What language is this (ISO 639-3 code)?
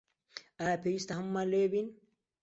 ckb